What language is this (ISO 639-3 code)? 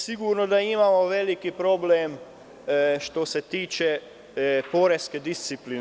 srp